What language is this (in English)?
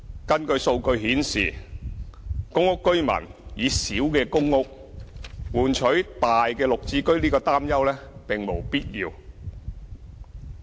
Cantonese